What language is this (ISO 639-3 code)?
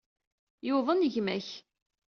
kab